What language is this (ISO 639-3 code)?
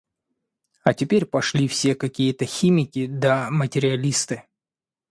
rus